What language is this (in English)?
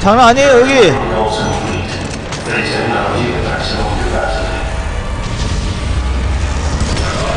Korean